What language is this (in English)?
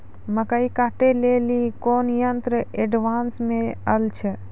Maithili